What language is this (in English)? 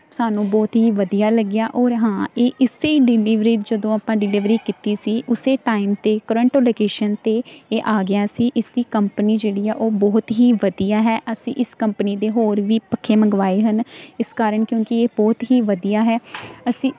Punjabi